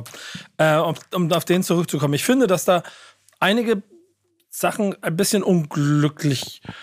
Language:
German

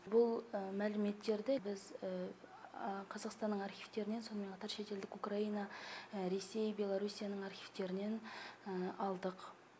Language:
Kazakh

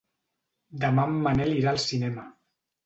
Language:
Catalan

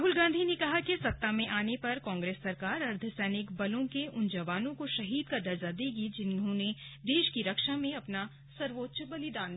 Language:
Hindi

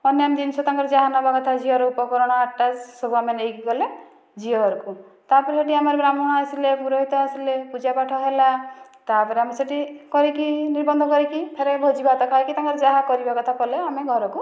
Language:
Odia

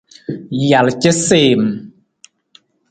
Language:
Nawdm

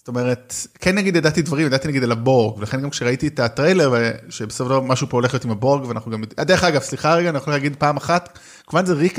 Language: Hebrew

